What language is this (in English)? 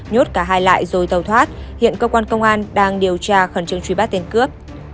Vietnamese